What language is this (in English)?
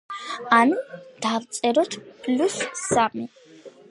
Georgian